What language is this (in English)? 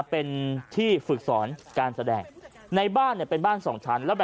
Thai